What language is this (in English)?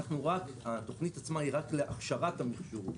Hebrew